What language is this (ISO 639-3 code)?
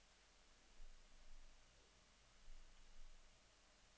nor